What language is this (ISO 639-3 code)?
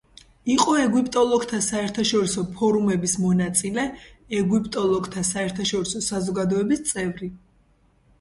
kat